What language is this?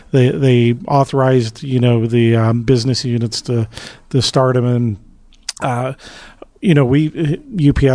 English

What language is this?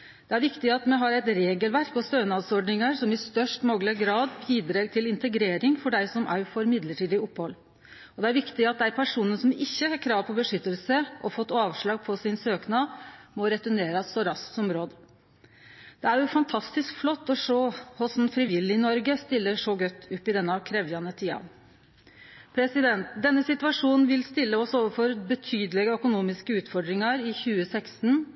Norwegian Nynorsk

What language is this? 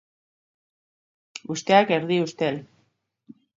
Basque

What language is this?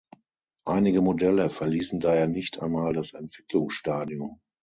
German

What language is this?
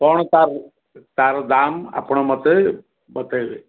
Odia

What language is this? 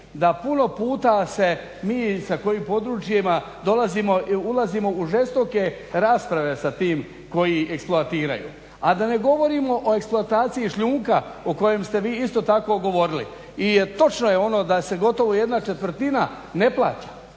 Croatian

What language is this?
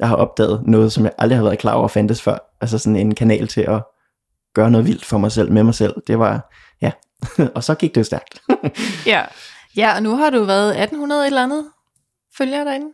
Danish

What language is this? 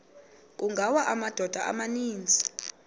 Xhosa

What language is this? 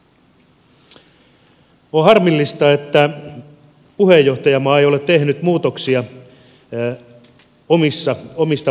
Finnish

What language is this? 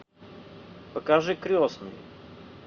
Russian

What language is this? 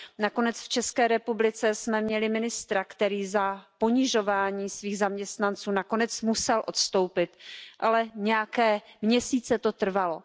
Czech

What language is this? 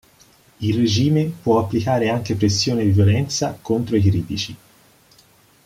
Italian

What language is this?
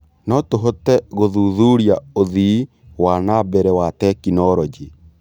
Kikuyu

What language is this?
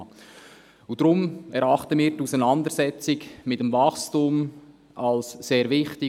Swiss German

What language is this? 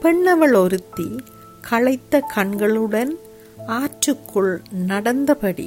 Tamil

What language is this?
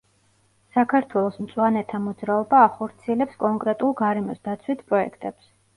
Georgian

